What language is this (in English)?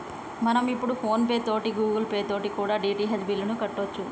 Telugu